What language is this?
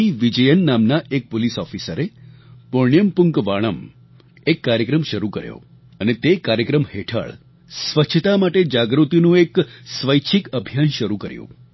Gujarati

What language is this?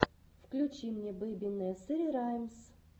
Russian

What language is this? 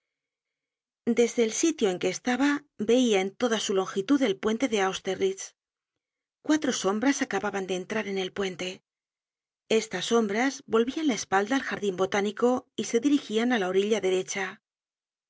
Spanish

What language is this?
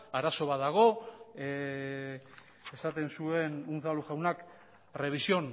Basque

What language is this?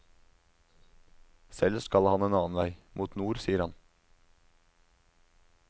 Norwegian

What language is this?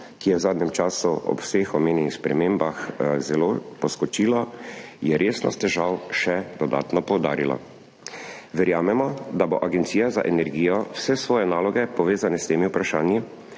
Slovenian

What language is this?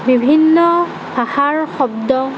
Assamese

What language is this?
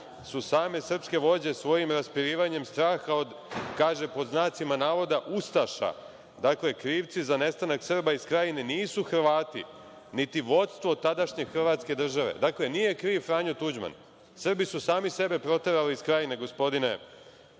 Serbian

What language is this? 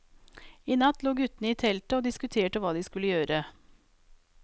Norwegian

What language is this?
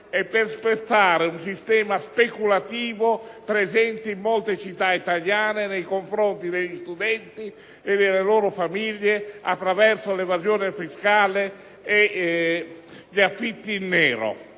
Italian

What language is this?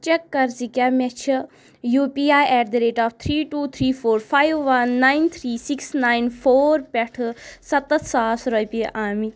Kashmiri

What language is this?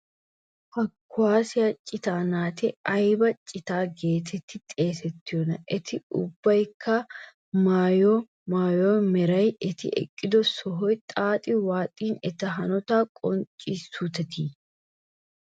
Wolaytta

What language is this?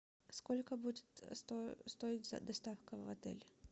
Russian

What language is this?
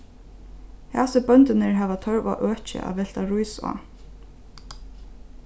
Faroese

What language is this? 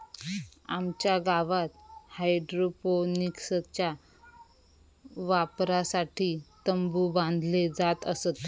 Marathi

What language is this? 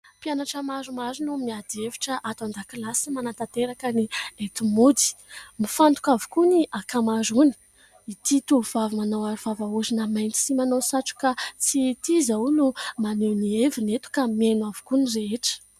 Malagasy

